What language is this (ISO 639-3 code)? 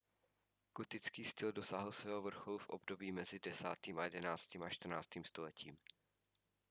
ces